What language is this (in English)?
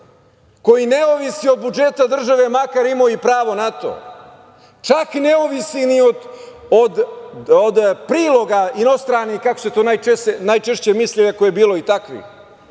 Serbian